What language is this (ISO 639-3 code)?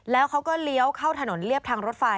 tha